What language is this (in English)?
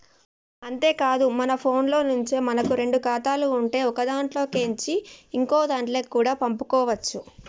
Telugu